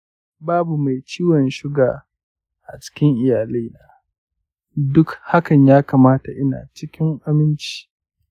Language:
Hausa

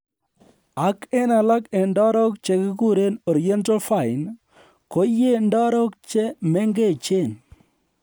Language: Kalenjin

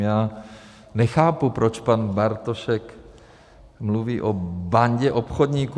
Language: Czech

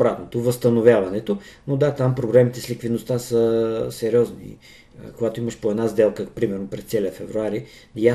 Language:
Bulgarian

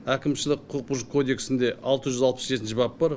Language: Kazakh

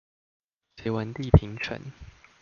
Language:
Chinese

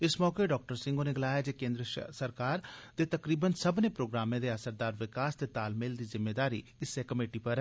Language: Dogri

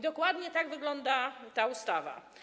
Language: Polish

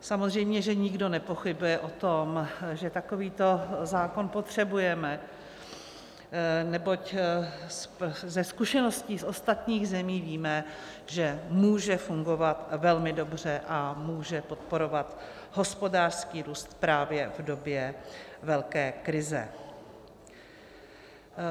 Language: Czech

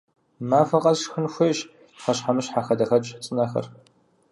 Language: Kabardian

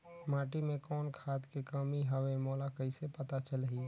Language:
Chhattisgarhi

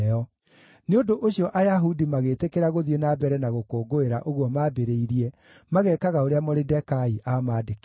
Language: Kikuyu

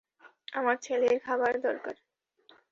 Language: Bangla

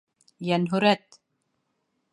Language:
Bashkir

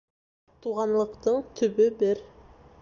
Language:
Bashkir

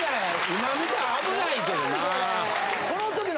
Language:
Japanese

